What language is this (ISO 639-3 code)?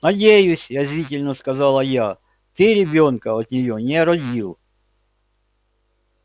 rus